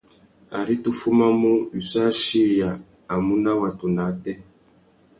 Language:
Tuki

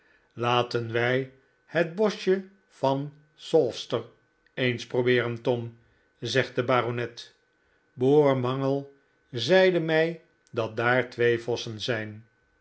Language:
Dutch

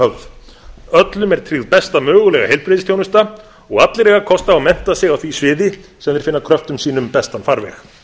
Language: Icelandic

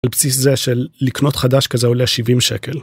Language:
Hebrew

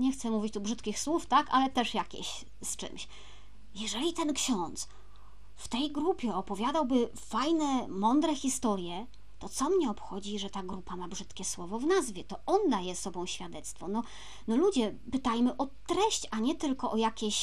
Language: Polish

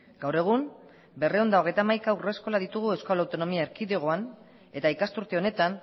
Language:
Basque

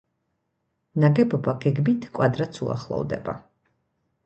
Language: Georgian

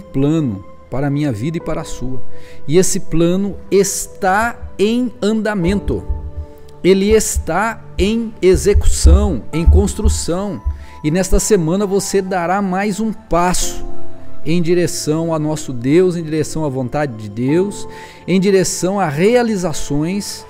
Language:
Portuguese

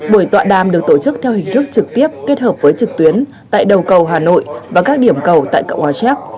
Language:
Vietnamese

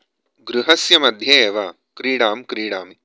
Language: Sanskrit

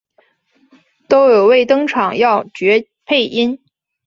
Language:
Chinese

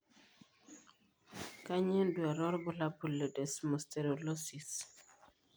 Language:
Masai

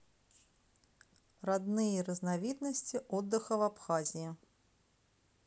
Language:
Russian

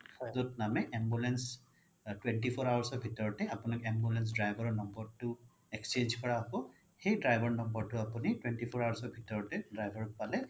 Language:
Assamese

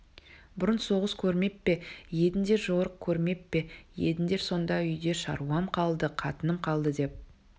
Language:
Kazakh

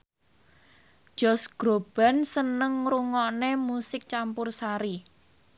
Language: Javanese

